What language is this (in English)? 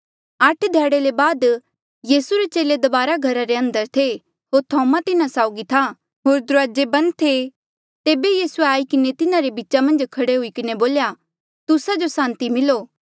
Mandeali